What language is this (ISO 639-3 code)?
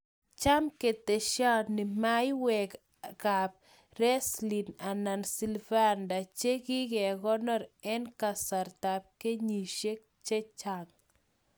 kln